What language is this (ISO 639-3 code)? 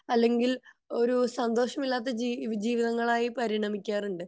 mal